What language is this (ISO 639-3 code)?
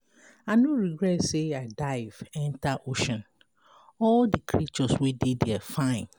pcm